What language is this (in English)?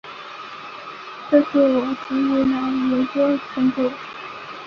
Chinese